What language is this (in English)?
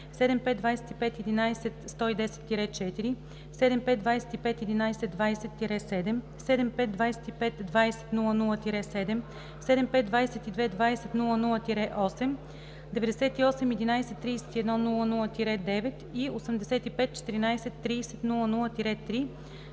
Bulgarian